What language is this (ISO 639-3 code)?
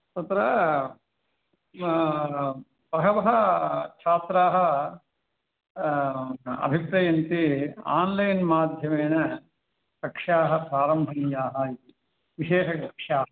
san